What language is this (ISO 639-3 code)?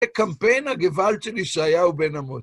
heb